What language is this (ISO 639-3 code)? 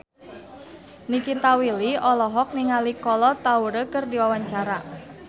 sun